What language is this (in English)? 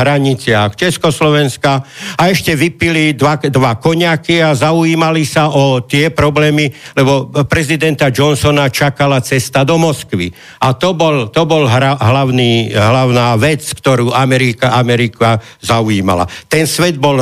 Slovak